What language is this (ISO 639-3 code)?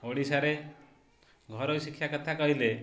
ori